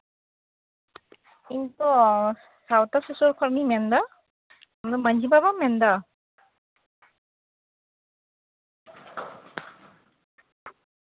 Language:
Santali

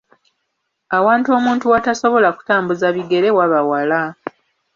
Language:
Ganda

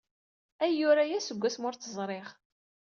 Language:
Kabyle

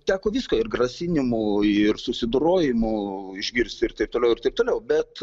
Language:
Lithuanian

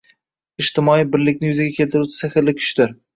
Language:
Uzbek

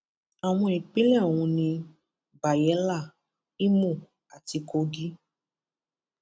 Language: Yoruba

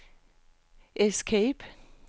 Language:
Danish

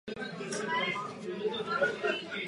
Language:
Czech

